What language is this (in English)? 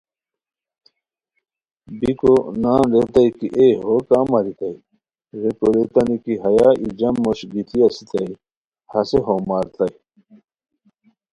Khowar